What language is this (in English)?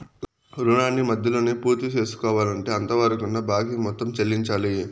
Telugu